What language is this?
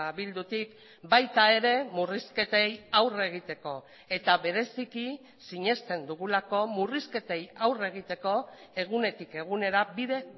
Basque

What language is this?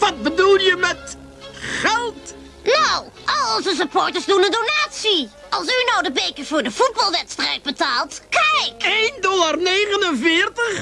Dutch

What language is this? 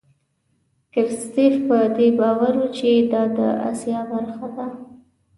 Pashto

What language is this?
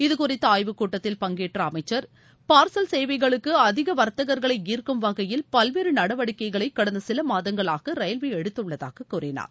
Tamil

